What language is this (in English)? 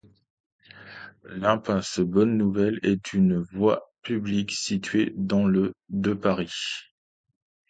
French